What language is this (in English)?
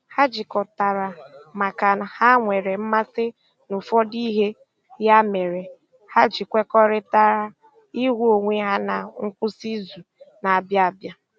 Igbo